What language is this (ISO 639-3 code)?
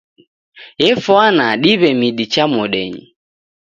dav